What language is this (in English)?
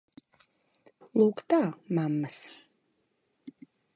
Latvian